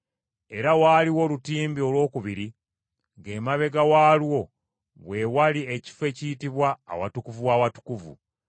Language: Ganda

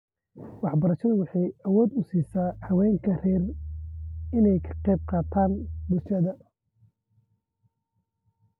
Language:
Somali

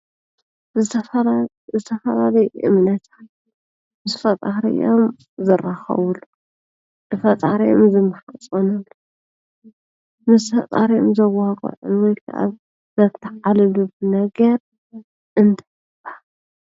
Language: Tigrinya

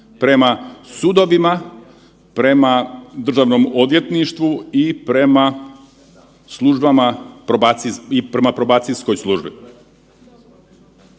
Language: Croatian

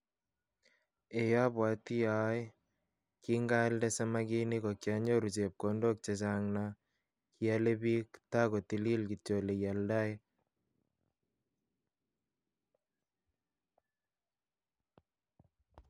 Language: Kalenjin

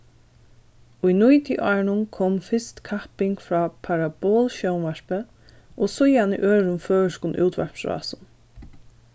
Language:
Faroese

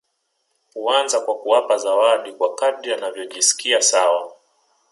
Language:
Swahili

